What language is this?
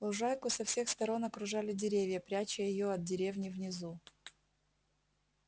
Russian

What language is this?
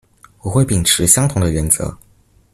Chinese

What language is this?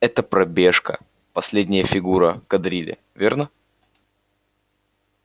Russian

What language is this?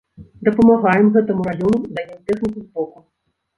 Belarusian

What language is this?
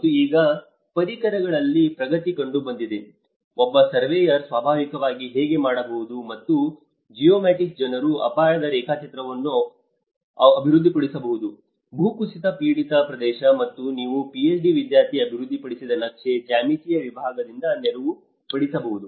Kannada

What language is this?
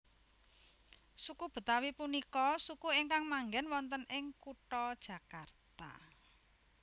Javanese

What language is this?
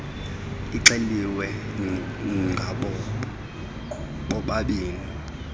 Xhosa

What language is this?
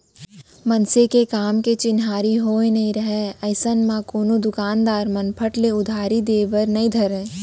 Chhattisgarhi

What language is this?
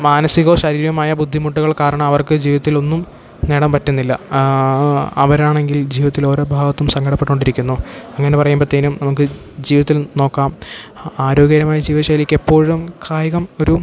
Malayalam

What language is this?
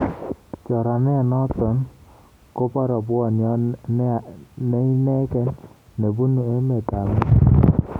Kalenjin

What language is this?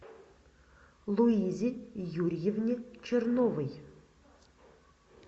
Russian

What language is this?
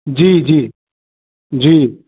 Sindhi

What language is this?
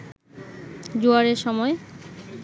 Bangla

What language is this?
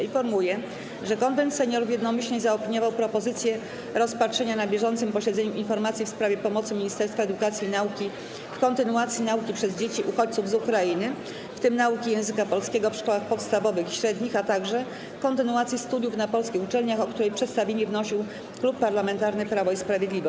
Polish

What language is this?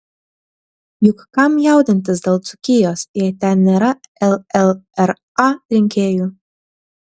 Lithuanian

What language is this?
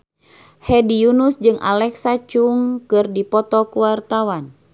Sundanese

